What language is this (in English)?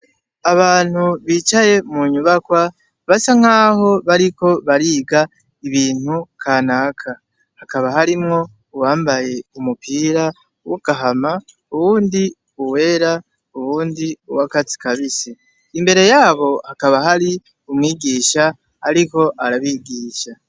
Rundi